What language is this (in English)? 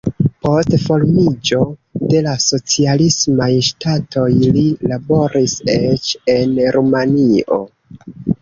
Esperanto